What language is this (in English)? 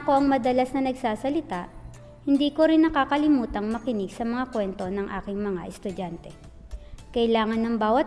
Filipino